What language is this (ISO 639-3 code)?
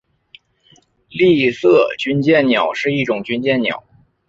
zho